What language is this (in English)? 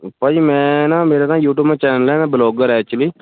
Punjabi